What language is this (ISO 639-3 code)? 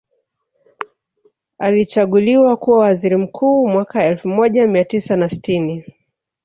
swa